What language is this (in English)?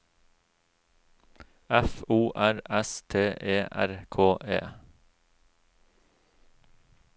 Norwegian